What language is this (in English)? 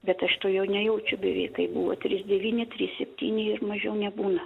Lithuanian